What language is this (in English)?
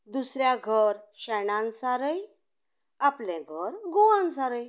Konkani